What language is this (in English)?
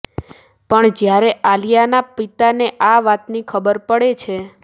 Gujarati